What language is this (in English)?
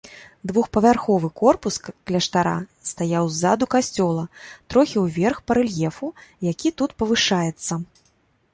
Belarusian